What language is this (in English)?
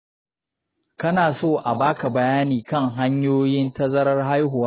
Hausa